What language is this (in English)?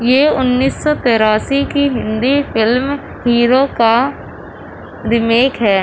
Urdu